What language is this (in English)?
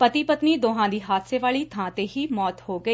Punjabi